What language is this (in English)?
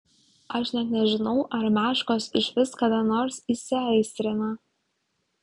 Lithuanian